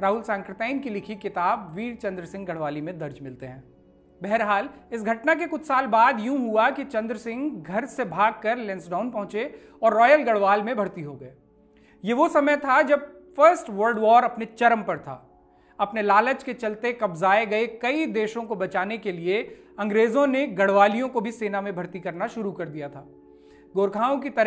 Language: Hindi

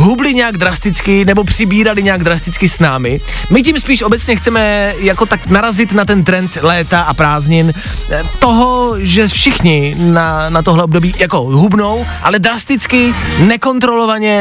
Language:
Czech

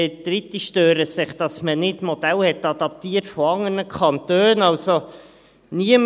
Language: Swiss German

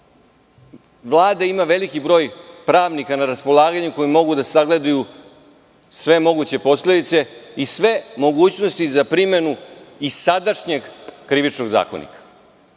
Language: Serbian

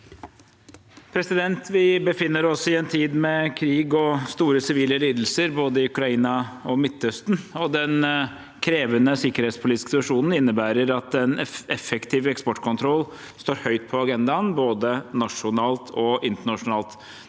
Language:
Norwegian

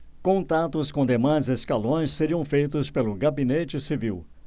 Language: Portuguese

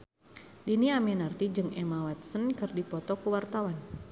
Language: Sundanese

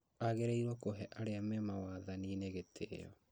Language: Kikuyu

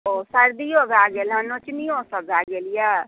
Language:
Maithili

